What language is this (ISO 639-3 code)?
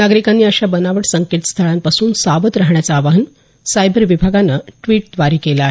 mar